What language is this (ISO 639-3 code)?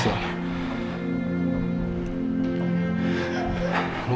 ind